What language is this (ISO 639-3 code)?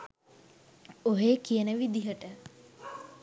sin